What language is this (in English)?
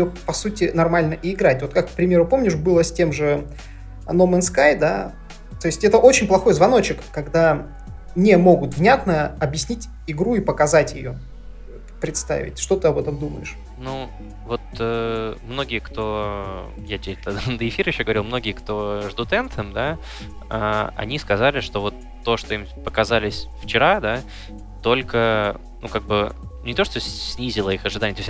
Russian